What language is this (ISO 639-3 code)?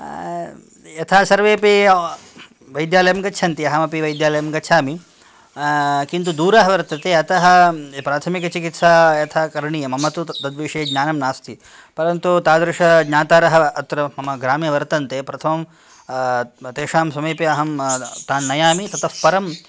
san